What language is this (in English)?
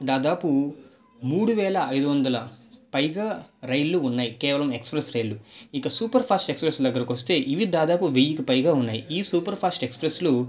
Telugu